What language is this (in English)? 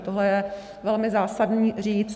Czech